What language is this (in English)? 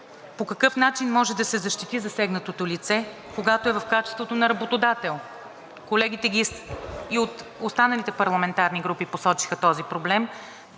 Bulgarian